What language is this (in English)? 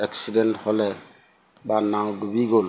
Assamese